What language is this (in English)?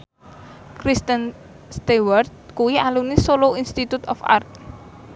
Javanese